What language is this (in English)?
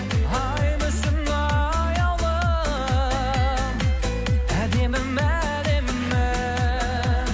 Kazakh